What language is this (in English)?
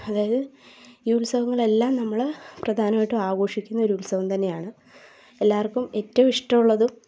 Malayalam